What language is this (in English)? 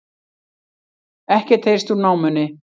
Icelandic